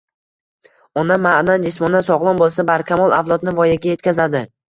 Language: Uzbek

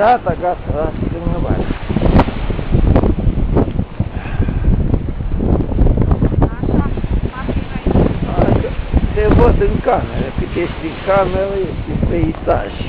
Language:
Romanian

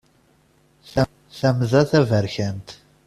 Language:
Kabyle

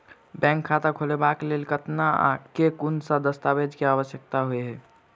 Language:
Maithili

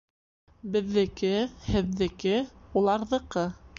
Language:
Bashkir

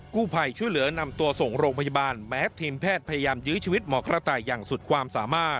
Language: Thai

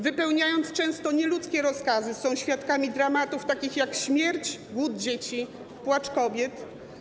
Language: Polish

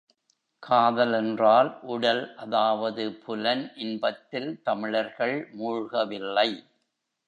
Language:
Tamil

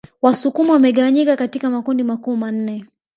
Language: Swahili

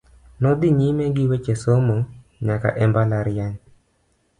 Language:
Luo (Kenya and Tanzania)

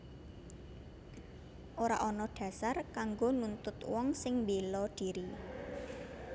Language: Javanese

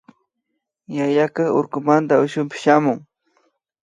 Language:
Imbabura Highland Quichua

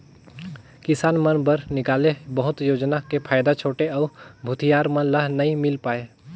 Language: Chhattisgarhi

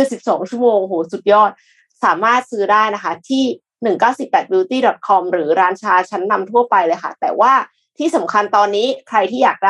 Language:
Thai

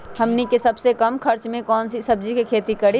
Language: Magahi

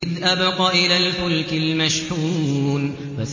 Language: Arabic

